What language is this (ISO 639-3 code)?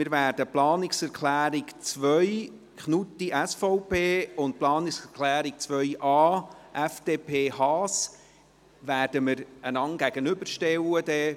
gsw